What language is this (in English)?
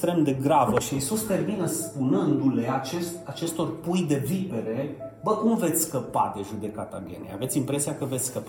Romanian